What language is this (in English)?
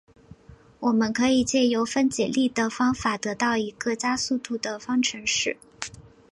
Chinese